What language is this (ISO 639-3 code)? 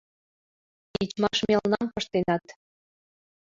chm